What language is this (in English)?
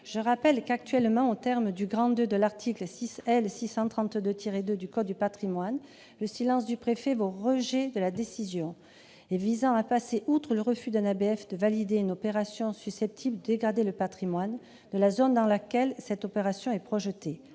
French